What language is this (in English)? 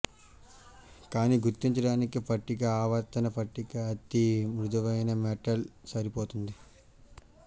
Telugu